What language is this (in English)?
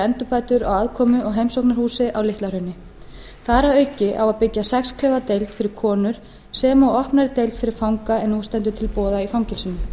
Icelandic